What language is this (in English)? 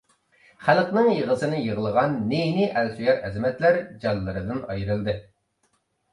Uyghur